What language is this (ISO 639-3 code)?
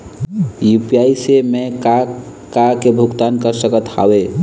hne